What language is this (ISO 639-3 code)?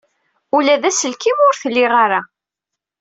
kab